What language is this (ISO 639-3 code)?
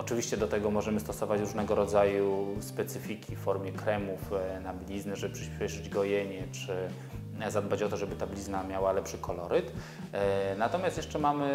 pol